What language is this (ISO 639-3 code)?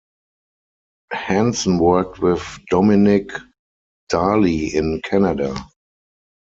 eng